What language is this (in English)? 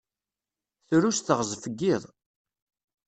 Kabyle